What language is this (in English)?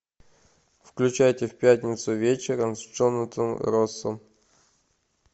Russian